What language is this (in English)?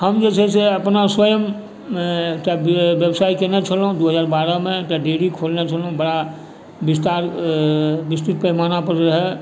Maithili